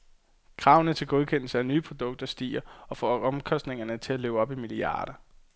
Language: Danish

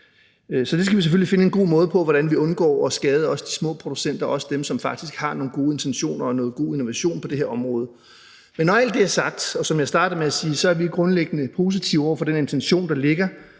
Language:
Danish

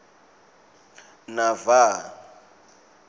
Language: Swati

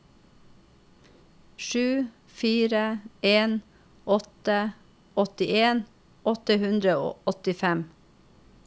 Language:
Norwegian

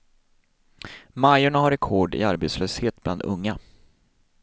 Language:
Swedish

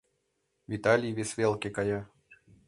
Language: Mari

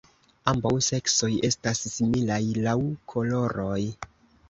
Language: Esperanto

